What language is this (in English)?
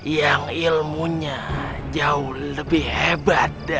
Indonesian